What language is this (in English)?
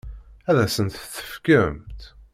Kabyle